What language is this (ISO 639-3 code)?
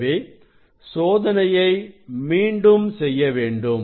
tam